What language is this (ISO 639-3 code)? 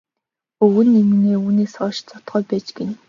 mon